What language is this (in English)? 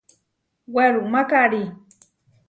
Huarijio